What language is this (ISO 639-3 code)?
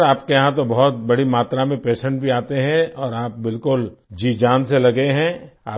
hin